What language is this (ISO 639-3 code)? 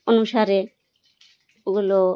ben